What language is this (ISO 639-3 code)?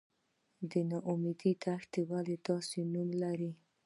pus